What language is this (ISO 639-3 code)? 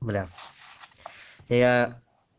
rus